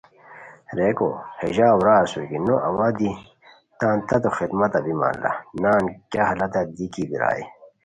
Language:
Khowar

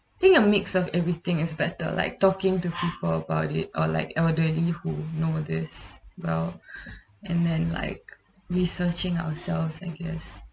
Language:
English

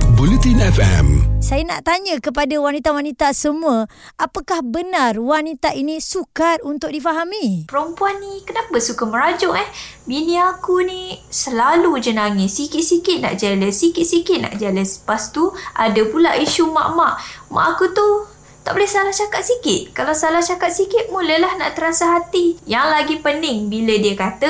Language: Malay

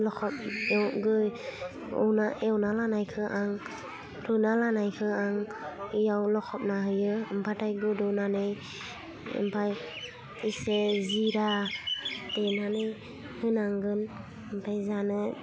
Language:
Bodo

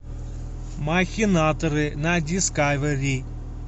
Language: Russian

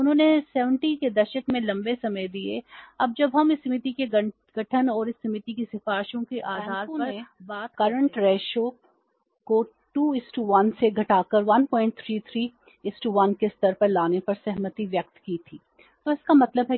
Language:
Hindi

